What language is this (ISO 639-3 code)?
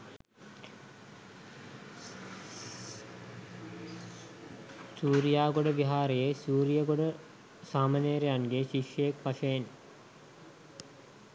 sin